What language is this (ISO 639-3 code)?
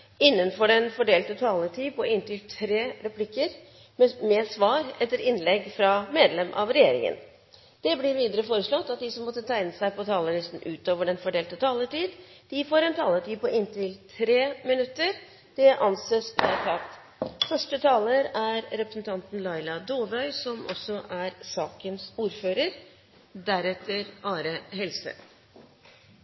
nob